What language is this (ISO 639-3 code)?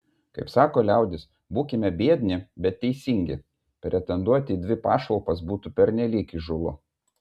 lit